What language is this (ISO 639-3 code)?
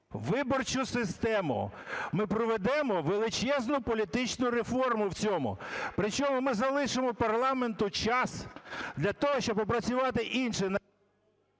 ukr